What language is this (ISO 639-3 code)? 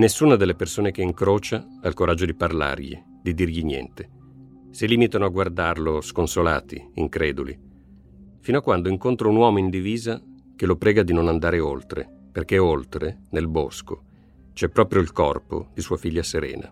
ita